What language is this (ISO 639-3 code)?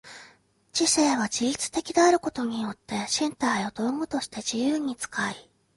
jpn